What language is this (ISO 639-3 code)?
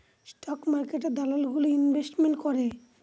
ben